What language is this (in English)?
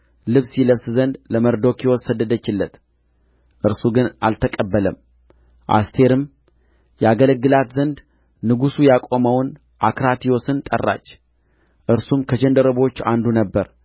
Amharic